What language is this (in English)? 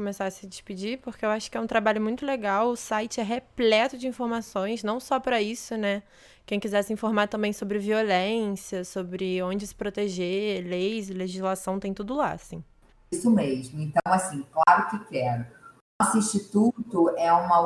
Portuguese